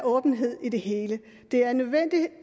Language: Danish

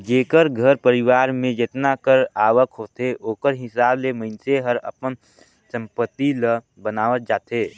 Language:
Chhattisgarhi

